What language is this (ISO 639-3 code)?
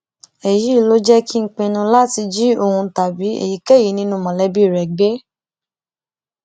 yor